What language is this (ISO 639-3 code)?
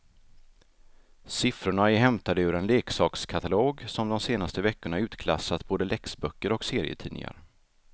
swe